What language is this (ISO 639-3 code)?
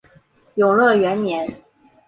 zho